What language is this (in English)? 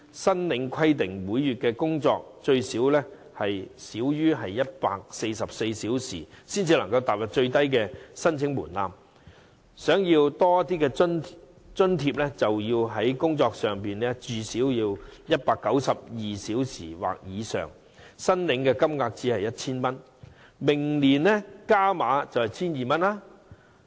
Cantonese